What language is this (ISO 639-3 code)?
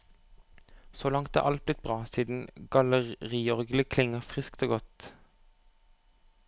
nor